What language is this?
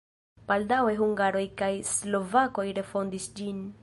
Esperanto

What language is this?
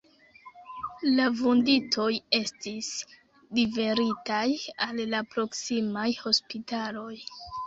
Esperanto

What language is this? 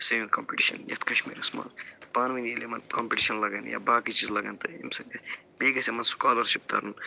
Kashmiri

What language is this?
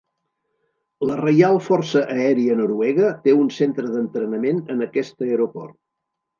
Catalan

